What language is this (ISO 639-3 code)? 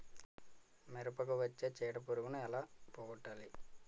tel